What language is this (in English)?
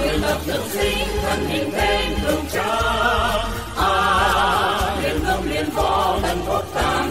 Vietnamese